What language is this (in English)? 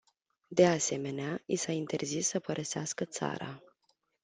Romanian